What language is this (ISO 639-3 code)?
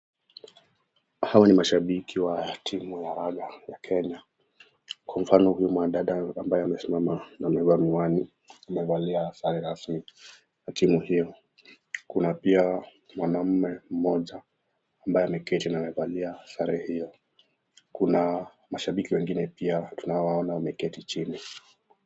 swa